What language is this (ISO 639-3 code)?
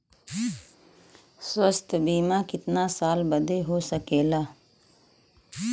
bho